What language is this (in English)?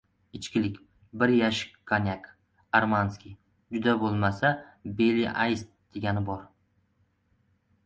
Uzbek